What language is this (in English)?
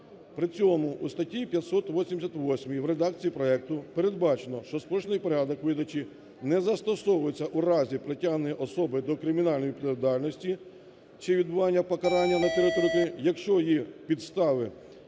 Ukrainian